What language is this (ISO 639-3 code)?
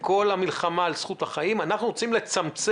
heb